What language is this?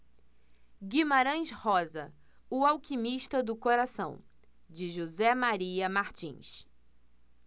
Portuguese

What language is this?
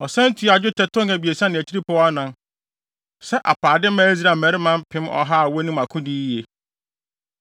Akan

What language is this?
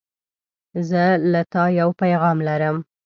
Pashto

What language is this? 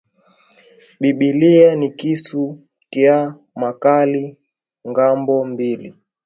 Swahili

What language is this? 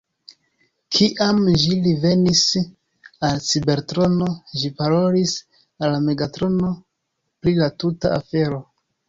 Esperanto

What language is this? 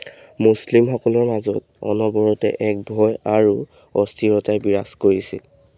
Assamese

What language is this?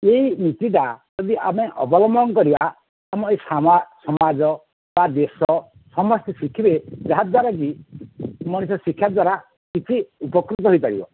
Odia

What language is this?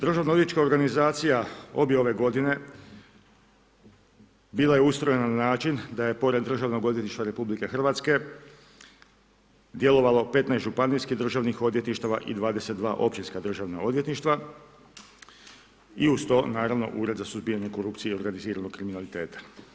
Croatian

